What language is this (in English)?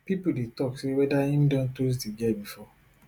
Nigerian Pidgin